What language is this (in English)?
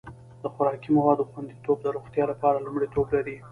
Pashto